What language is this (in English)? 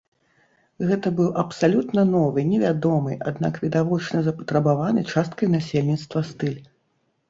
Belarusian